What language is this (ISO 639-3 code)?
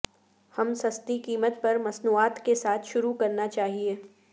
urd